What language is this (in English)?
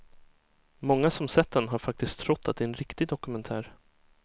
Swedish